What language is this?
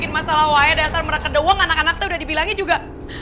Indonesian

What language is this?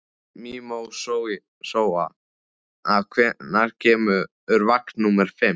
Icelandic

